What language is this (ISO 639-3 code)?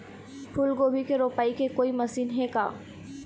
hne